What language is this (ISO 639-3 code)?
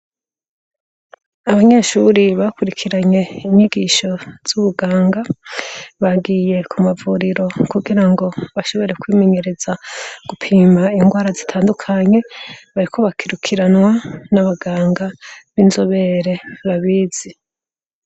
run